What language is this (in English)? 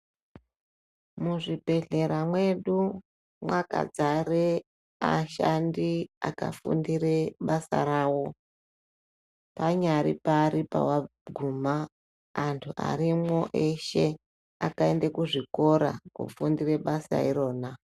Ndau